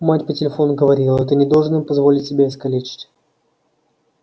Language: Russian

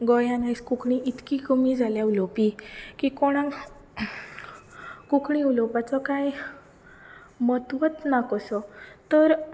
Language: Konkani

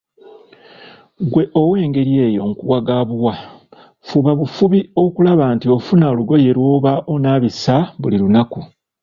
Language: Ganda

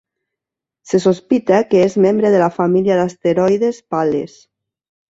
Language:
Catalan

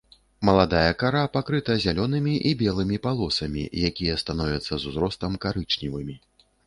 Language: Belarusian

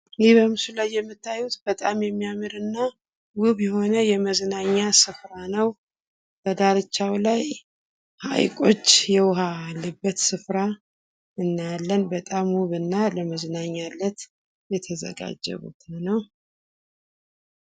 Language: Amharic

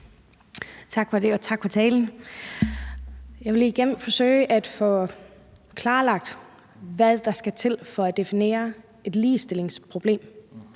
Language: Danish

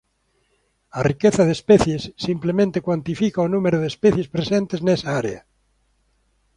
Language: Galician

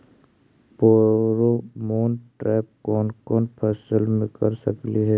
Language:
Magahi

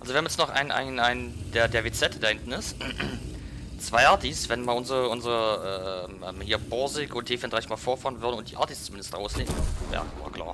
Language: German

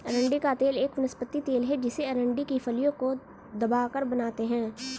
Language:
Hindi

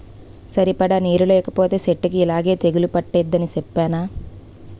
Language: Telugu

